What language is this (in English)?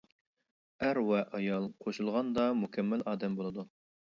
Uyghur